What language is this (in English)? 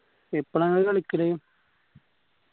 Malayalam